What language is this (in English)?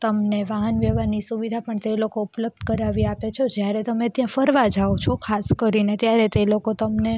Gujarati